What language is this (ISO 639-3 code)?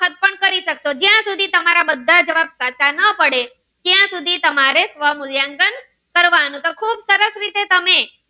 guj